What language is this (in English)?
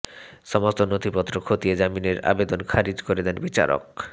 Bangla